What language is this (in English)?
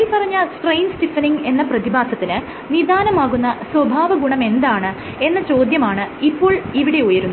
Malayalam